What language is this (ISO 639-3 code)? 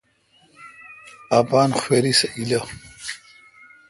xka